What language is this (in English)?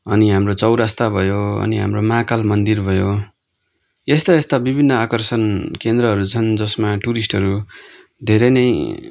Nepali